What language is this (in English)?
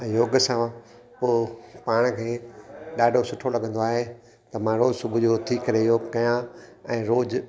Sindhi